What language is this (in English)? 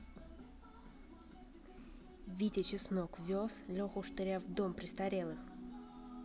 Russian